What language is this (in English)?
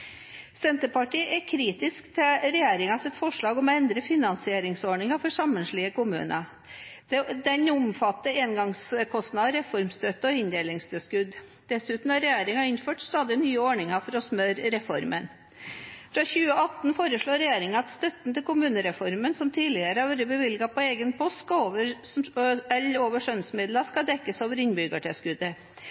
Norwegian Bokmål